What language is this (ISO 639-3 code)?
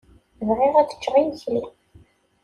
kab